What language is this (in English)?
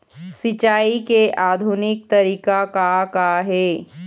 Chhattisgarhi